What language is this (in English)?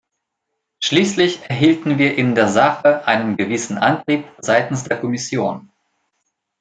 German